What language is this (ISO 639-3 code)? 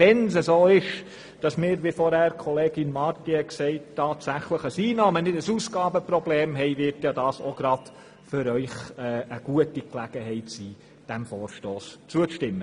gsw